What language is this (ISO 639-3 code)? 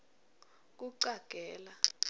ssw